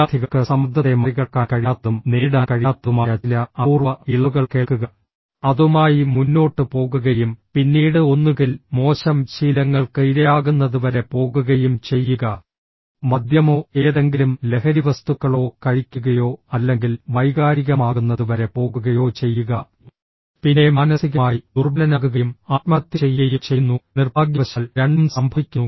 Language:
Malayalam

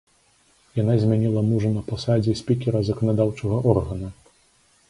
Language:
Belarusian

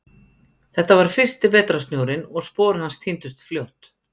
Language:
Icelandic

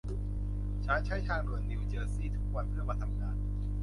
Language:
Thai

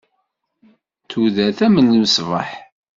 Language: Kabyle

